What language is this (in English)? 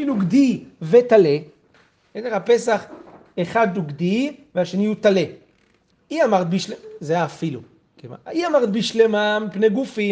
Hebrew